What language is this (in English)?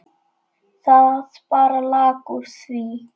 Icelandic